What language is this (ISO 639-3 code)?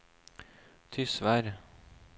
nor